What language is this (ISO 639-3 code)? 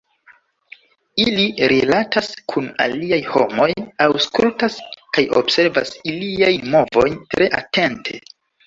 epo